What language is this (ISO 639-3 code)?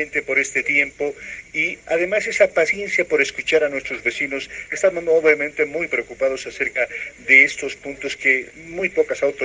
spa